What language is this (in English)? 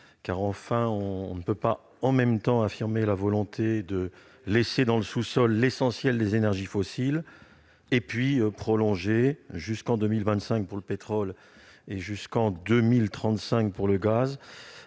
French